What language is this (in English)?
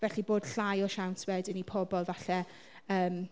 Welsh